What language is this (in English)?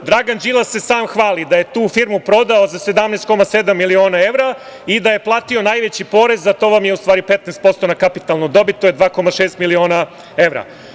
Serbian